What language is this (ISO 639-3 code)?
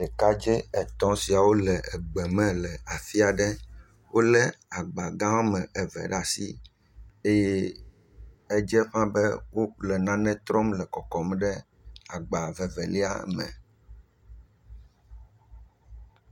ewe